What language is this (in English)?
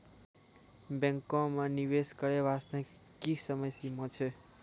Maithili